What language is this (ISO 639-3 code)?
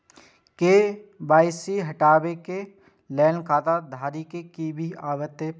mai